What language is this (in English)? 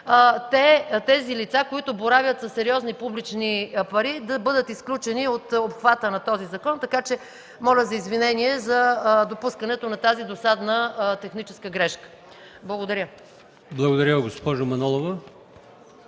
Bulgarian